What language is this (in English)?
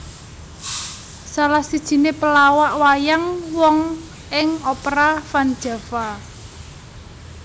Javanese